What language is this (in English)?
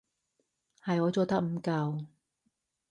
Cantonese